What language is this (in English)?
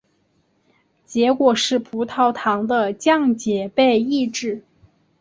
Chinese